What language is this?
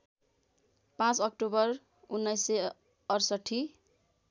Nepali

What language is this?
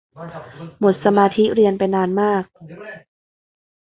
Thai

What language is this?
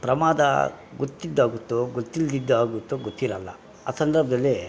Kannada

